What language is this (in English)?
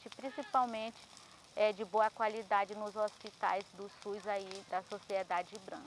Portuguese